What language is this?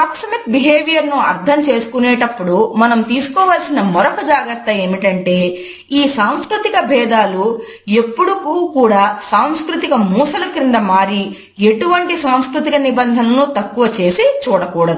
Telugu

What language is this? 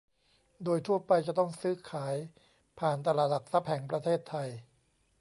Thai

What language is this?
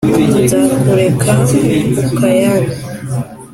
Kinyarwanda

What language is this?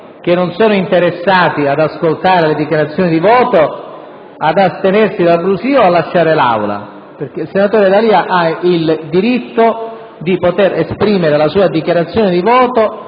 Italian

